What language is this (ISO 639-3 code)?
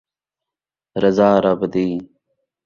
skr